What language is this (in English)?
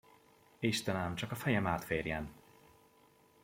Hungarian